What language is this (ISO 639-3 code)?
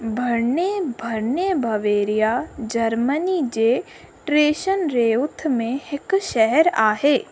snd